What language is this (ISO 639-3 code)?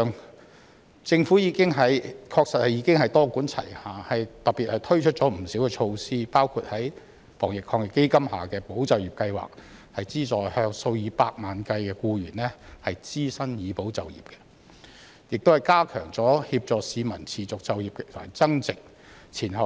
yue